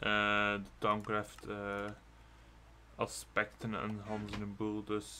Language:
Dutch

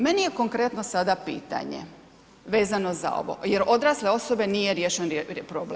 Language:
Croatian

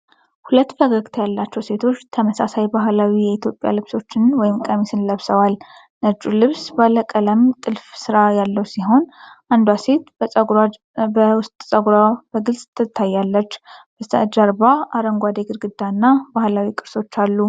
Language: Amharic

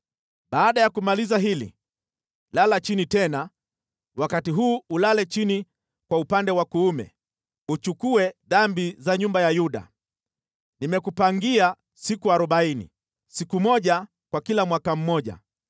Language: Swahili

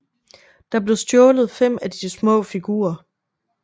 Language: Danish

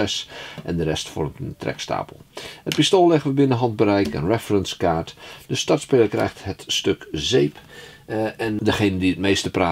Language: Dutch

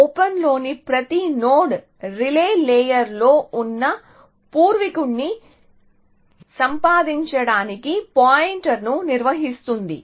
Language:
Telugu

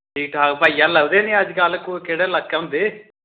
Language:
Dogri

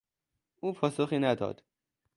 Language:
Persian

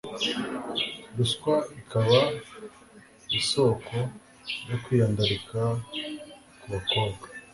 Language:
Kinyarwanda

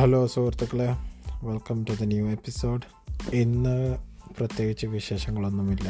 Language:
Malayalam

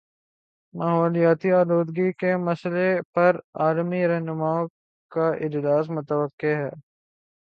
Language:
Urdu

